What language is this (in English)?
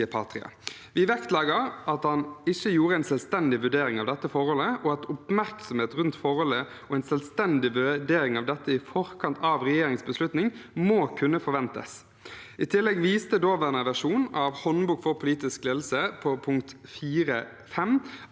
Norwegian